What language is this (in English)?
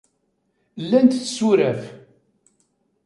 Kabyle